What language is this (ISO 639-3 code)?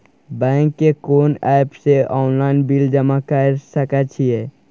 mai